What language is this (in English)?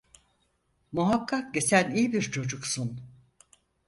Turkish